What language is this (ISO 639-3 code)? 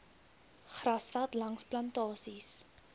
afr